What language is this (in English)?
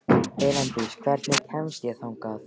Icelandic